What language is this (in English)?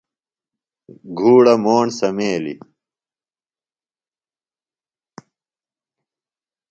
Phalura